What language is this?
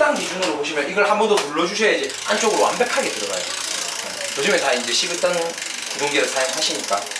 Korean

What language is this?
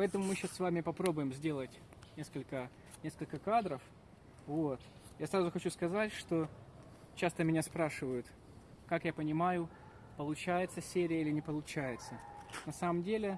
Russian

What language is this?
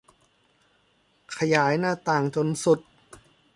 Thai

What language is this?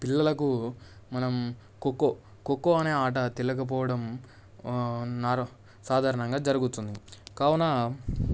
Telugu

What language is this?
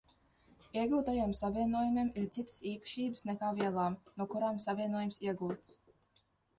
Latvian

